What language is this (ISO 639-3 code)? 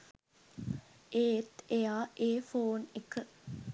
sin